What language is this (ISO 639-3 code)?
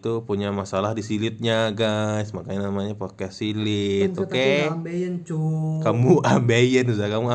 ind